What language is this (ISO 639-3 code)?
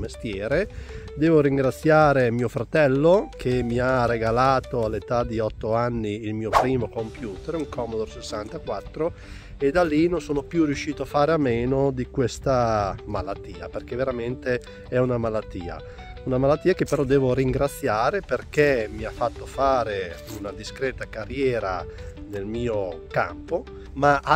ita